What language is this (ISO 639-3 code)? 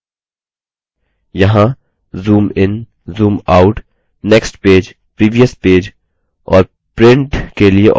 hin